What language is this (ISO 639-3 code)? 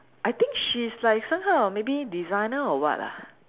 eng